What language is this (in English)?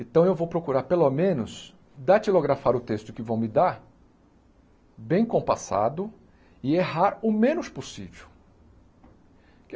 Portuguese